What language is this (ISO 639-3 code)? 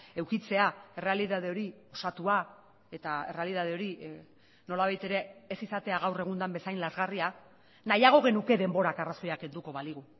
eus